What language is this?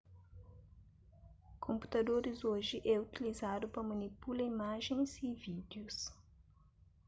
Kabuverdianu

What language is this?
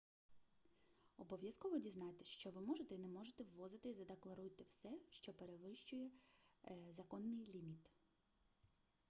Ukrainian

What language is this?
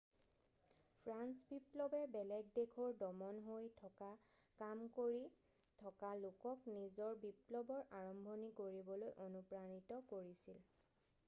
Assamese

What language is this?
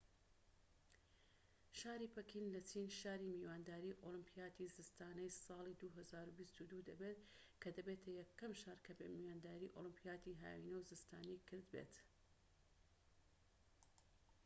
Central Kurdish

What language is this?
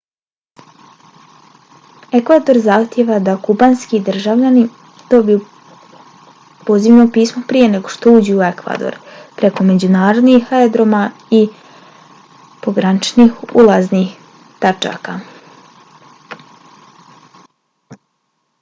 Bosnian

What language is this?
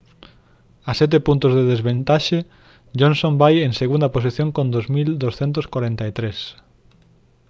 Galician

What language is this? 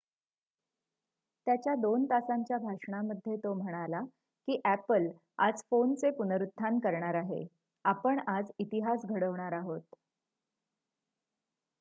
Marathi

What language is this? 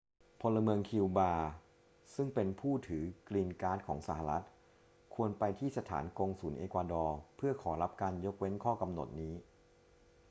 Thai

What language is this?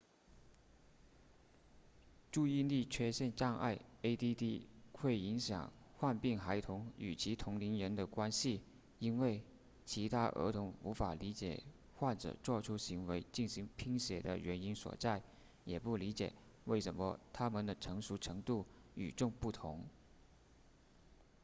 Chinese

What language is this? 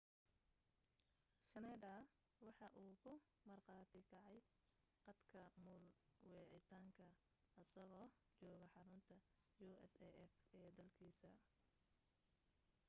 Somali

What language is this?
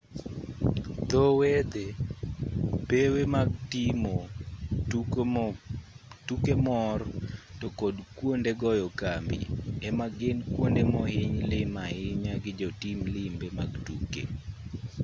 Luo (Kenya and Tanzania)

